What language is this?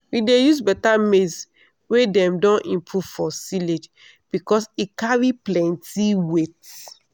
Nigerian Pidgin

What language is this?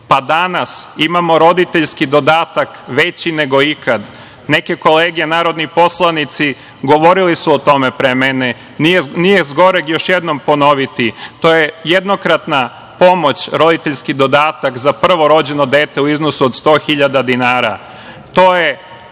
Serbian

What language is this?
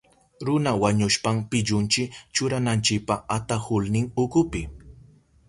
Southern Pastaza Quechua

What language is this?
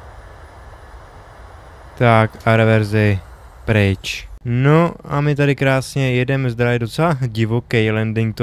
Czech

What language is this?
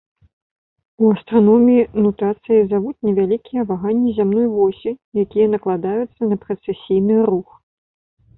Belarusian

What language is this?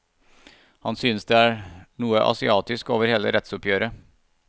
Norwegian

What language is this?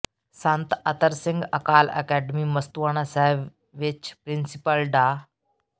Punjabi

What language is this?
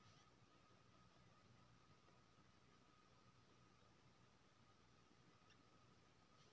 Maithili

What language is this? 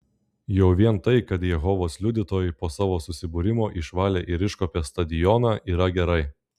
Lithuanian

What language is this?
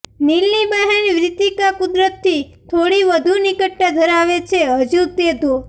Gujarati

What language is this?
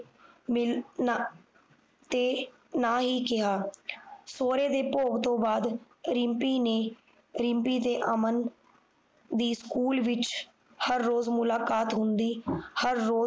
Punjabi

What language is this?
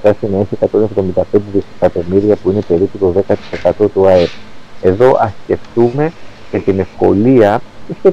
Greek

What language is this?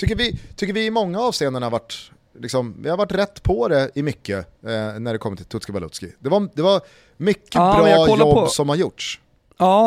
Swedish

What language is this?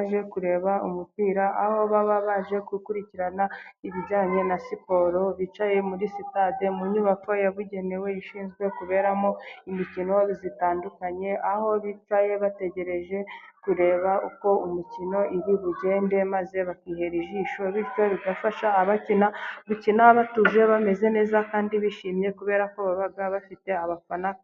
Kinyarwanda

